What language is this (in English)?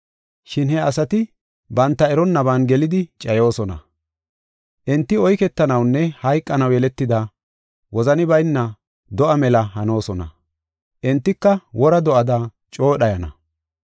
Gofa